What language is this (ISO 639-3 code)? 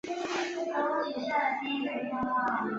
zho